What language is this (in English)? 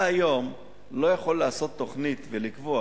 Hebrew